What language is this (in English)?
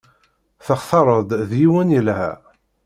Kabyle